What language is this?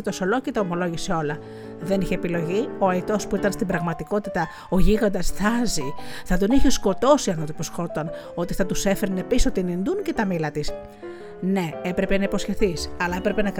Greek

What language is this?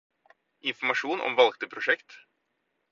Norwegian Bokmål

